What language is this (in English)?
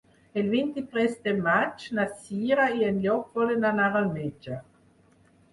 Catalan